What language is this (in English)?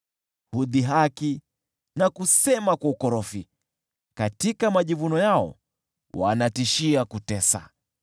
Swahili